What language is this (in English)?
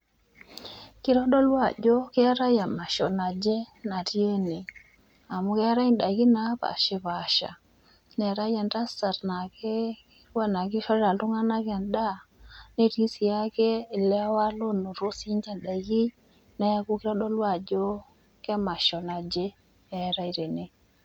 Masai